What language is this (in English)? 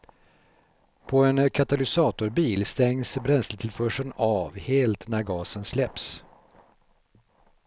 Swedish